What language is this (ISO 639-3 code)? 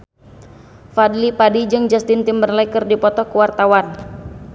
sun